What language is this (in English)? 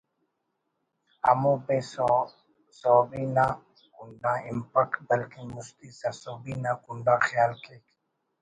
Brahui